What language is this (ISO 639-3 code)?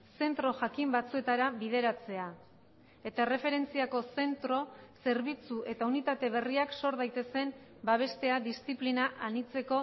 eus